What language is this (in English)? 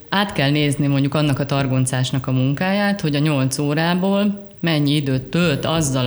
Hungarian